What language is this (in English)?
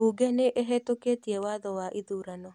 Kikuyu